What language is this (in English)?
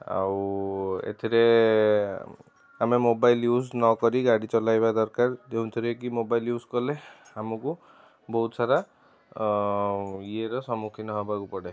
Odia